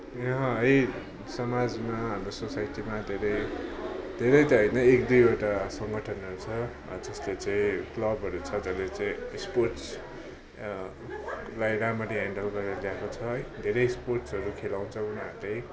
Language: Nepali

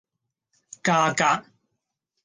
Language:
Cantonese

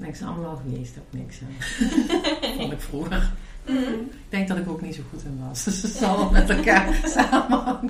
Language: Dutch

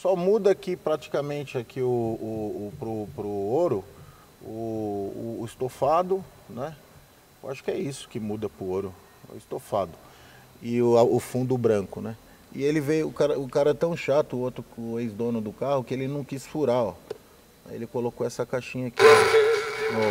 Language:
Portuguese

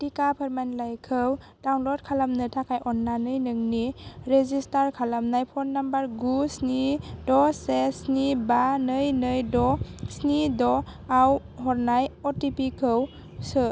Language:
Bodo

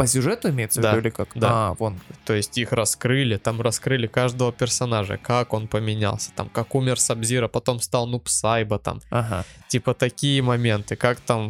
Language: Russian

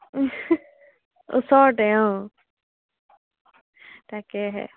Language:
Assamese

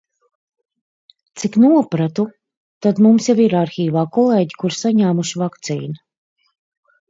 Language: Latvian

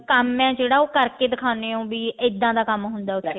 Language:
Punjabi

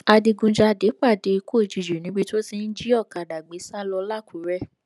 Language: Yoruba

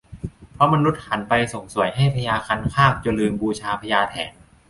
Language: Thai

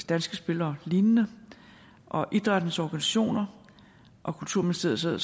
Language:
Danish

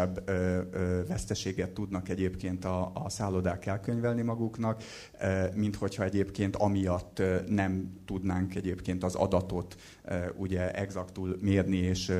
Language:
Hungarian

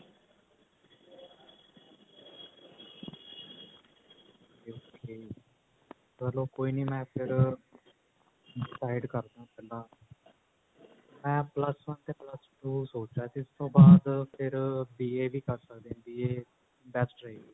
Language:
Punjabi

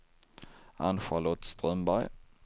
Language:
Swedish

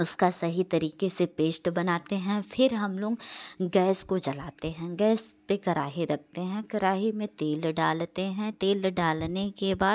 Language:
Hindi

